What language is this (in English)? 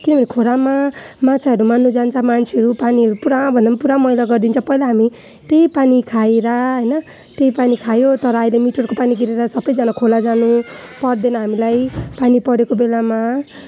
Nepali